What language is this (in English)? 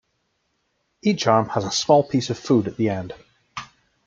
English